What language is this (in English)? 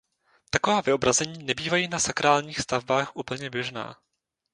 Czech